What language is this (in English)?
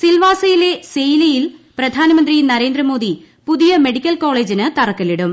Malayalam